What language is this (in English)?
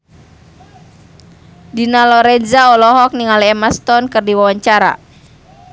Sundanese